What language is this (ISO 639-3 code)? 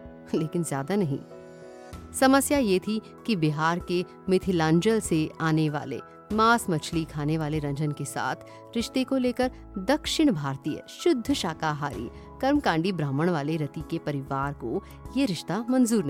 hin